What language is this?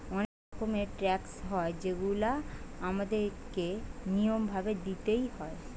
Bangla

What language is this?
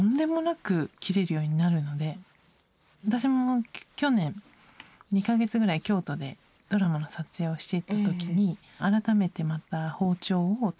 Japanese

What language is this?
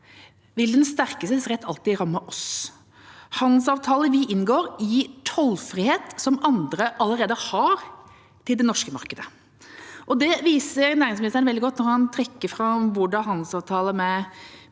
Norwegian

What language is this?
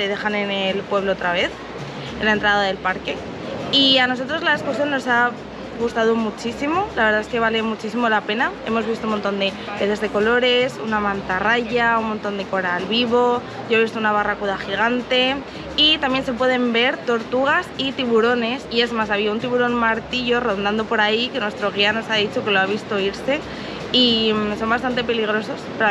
Spanish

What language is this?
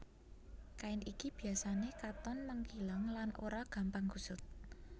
Javanese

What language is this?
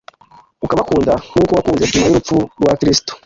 Kinyarwanda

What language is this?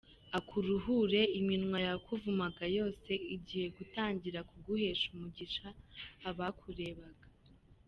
Kinyarwanda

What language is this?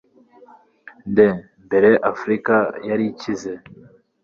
Kinyarwanda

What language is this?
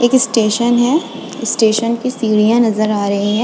Hindi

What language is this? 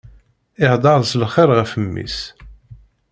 Kabyle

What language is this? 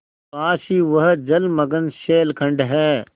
Hindi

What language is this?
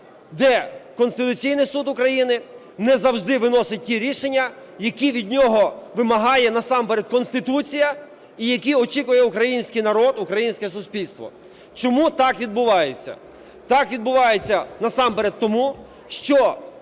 Ukrainian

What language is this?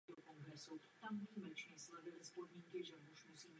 Czech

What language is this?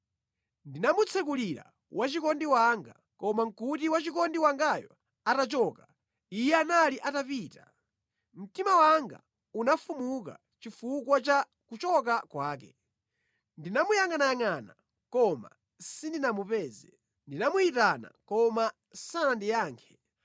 Nyanja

